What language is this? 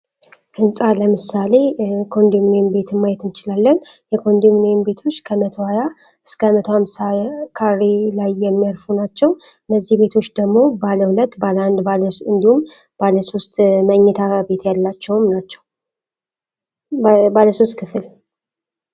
Amharic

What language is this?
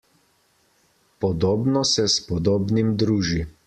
Slovenian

